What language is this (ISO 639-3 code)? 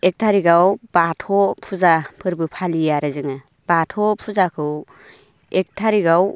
brx